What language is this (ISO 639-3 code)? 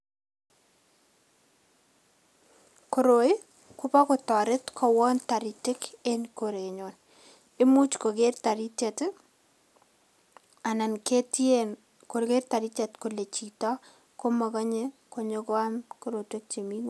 kln